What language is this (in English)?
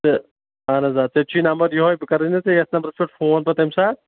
Kashmiri